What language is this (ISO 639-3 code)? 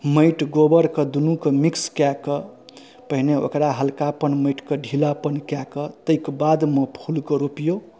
mai